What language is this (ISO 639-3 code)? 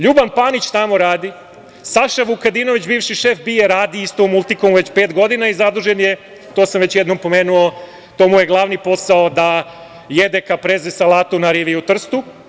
srp